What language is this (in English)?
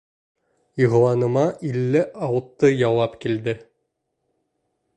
Bashkir